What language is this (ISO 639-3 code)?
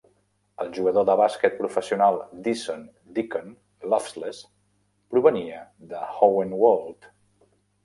cat